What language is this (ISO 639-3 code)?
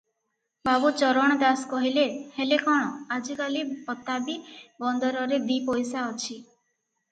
ori